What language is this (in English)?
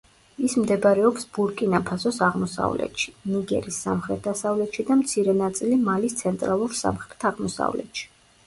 Georgian